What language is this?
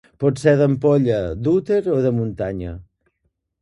Catalan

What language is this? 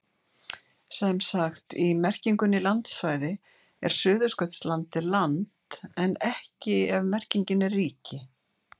Icelandic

